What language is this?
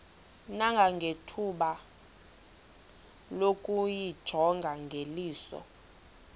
Xhosa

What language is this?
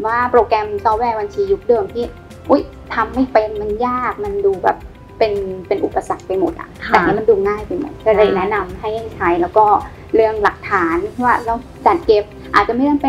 Thai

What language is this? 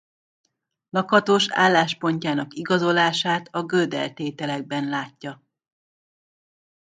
Hungarian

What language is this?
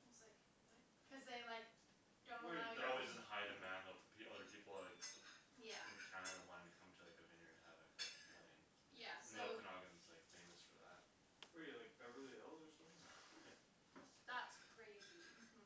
English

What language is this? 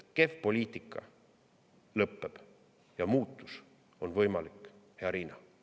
Estonian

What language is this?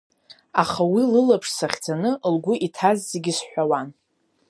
Abkhazian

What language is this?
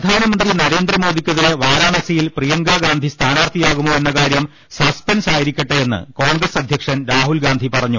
Malayalam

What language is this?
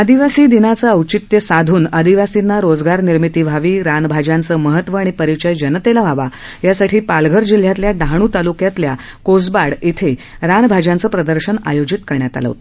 Marathi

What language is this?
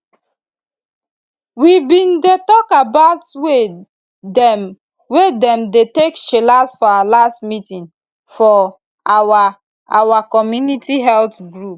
Nigerian Pidgin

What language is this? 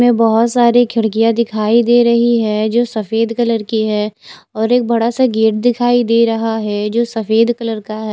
Hindi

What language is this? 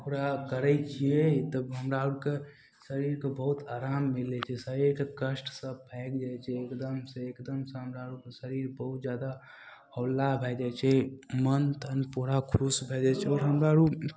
Maithili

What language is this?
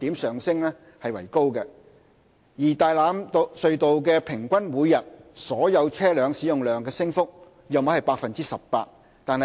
Cantonese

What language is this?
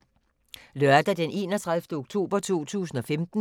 Danish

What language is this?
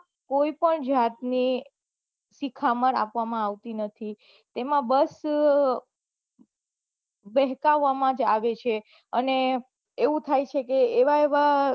Gujarati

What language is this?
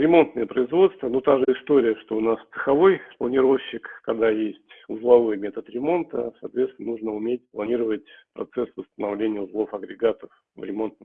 Russian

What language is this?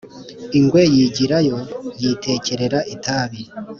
Kinyarwanda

